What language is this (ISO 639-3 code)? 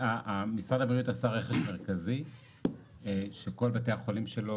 heb